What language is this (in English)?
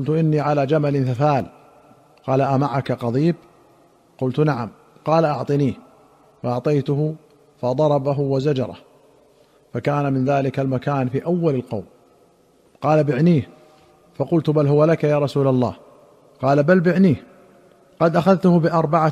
Arabic